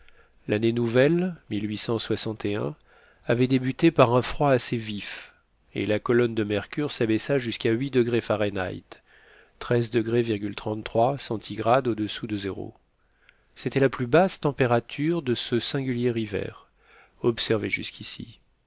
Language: French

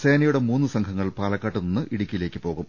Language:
Malayalam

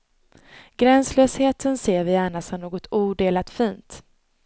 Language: Swedish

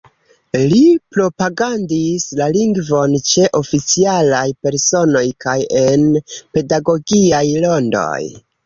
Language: Esperanto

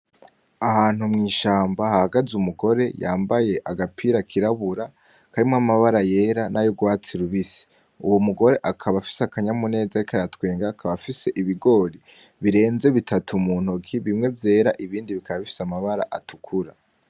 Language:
Rundi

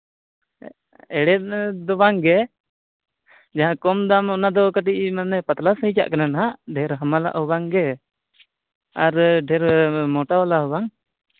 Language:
Santali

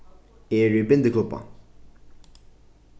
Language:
Faroese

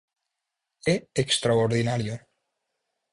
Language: Galician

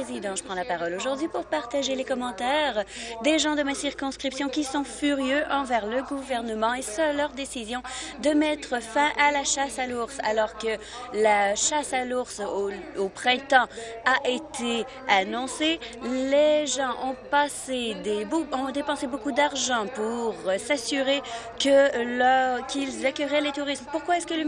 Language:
French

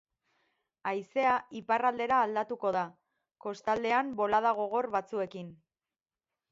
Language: Basque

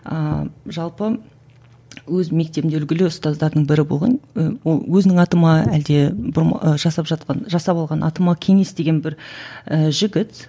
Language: Kazakh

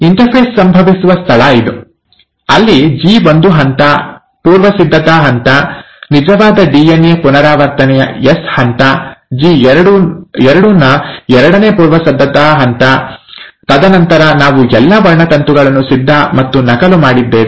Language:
Kannada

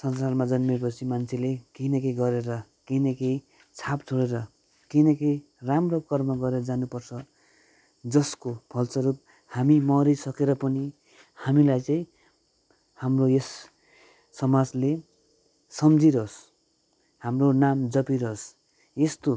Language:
Nepali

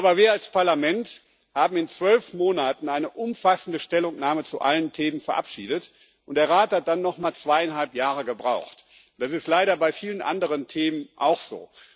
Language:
German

